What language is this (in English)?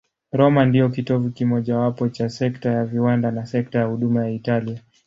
Swahili